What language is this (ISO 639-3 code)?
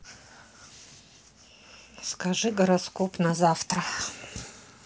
rus